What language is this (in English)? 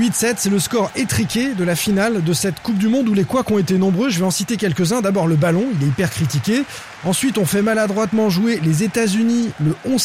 French